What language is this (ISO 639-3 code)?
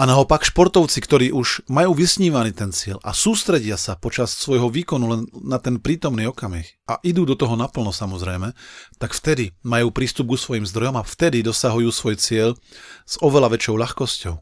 slk